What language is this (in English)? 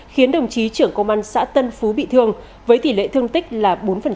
Vietnamese